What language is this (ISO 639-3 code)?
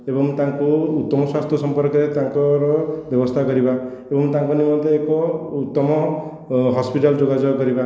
ori